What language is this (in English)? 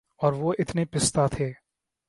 Urdu